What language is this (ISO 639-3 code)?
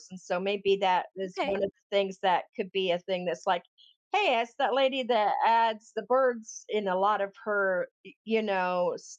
eng